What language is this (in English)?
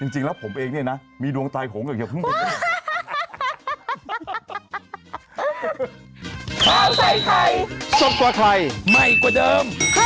Thai